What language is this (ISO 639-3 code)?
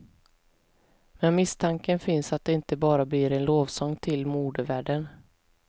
swe